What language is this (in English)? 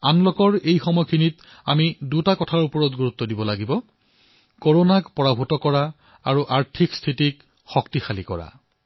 Assamese